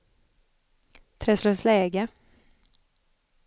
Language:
Swedish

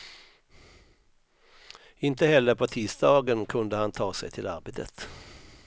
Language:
Swedish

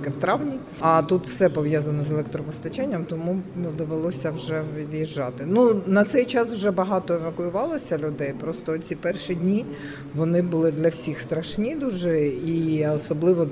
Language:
Ukrainian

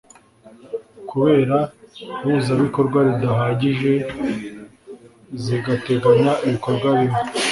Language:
Kinyarwanda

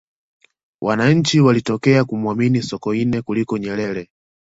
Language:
Swahili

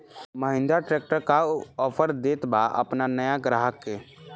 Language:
Bhojpuri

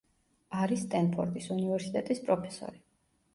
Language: Georgian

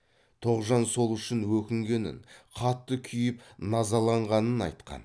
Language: Kazakh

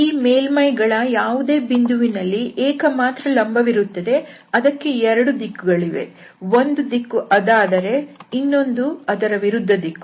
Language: Kannada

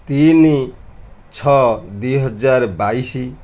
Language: Odia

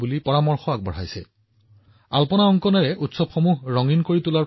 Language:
Assamese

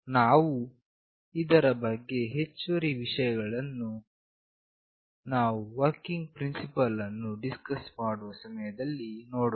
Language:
Kannada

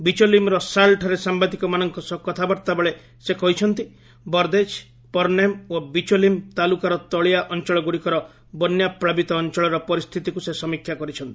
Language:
Odia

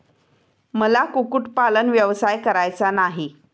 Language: Marathi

